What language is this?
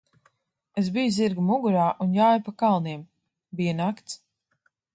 Latvian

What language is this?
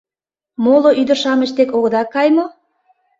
Mari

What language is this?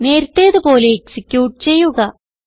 Malayalam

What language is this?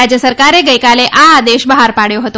Gujarati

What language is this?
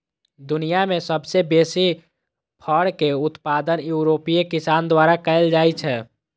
Maithili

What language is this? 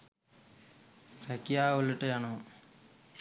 Sinhala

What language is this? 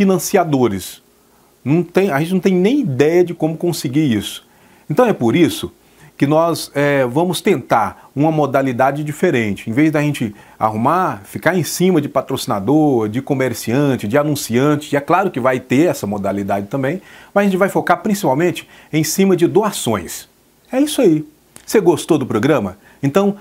Portuguese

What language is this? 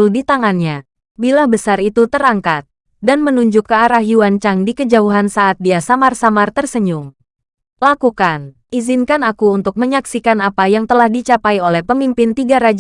Indonesian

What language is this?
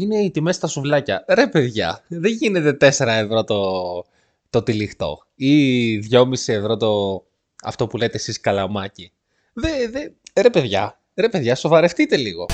Greek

